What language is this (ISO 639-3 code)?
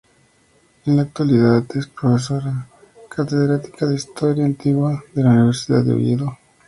spa